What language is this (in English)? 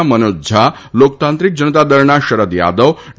Gujarati